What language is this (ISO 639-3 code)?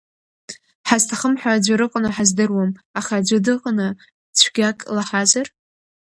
abk